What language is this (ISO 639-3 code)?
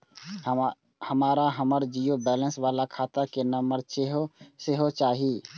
mai